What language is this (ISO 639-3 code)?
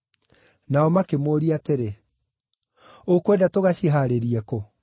kik